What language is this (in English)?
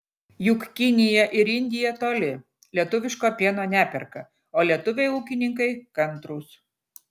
Lithuanian